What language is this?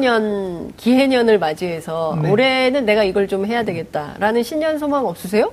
Korean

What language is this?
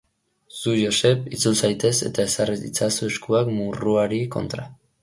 Basque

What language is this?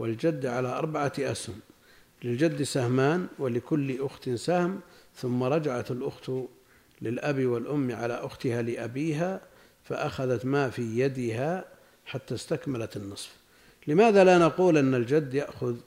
Arabic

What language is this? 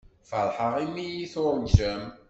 Kabyle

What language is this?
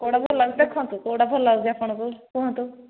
Odia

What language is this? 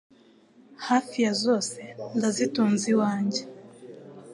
Kinyarwanda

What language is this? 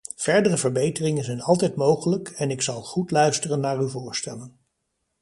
Dutch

